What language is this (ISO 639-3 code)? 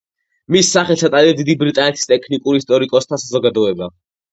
kat